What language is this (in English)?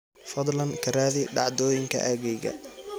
Somali